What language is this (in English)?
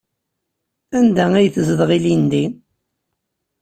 Kabyle